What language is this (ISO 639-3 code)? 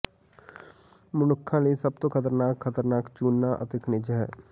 pan